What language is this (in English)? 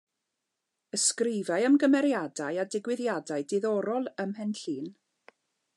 Welsh